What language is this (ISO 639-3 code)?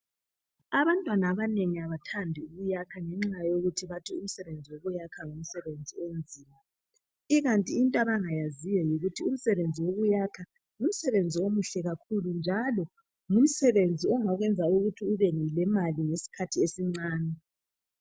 nde